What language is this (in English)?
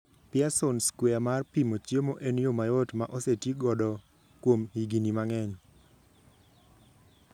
Luo (Kenya and Tanzania)